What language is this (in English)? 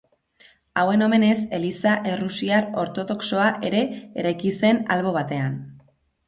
Basque